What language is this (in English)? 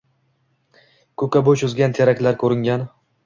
Uzbek